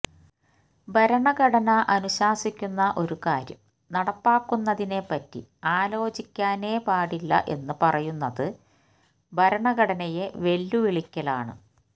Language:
Malayalam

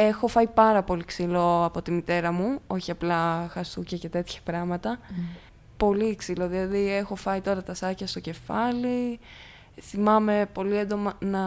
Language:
Greek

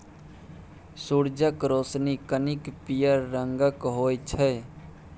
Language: Maithili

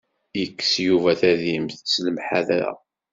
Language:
Kabyle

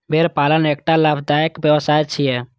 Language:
Maithili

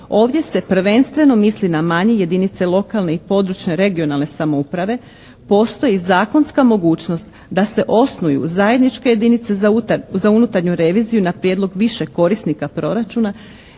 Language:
Croatian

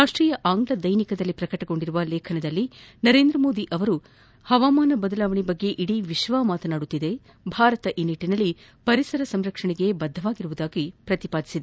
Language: Kannada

